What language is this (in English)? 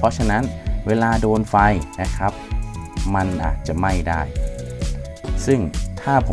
Thai